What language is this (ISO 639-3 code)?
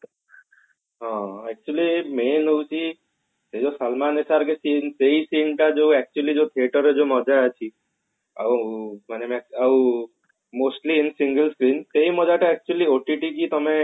ori